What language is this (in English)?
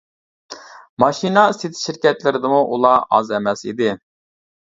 Uyghur